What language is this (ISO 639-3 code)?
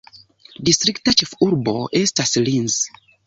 epo